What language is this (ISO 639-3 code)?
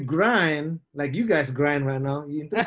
ind